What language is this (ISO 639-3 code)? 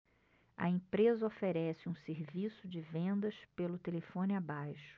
por